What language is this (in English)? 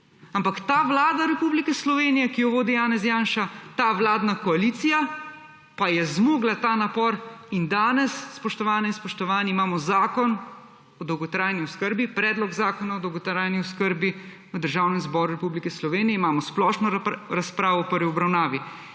Slovenian